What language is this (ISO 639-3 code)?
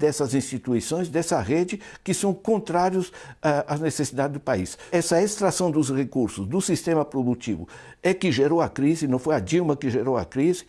por